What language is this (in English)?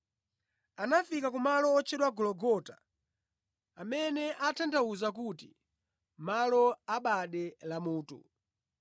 Nyanja